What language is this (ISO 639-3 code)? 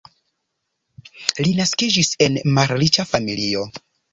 epo